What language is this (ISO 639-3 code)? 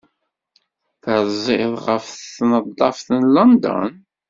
kab